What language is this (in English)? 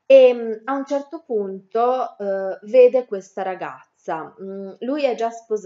Italian